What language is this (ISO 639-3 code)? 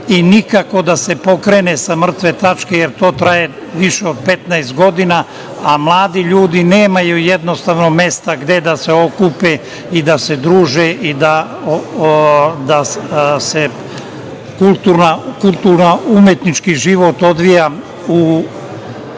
srp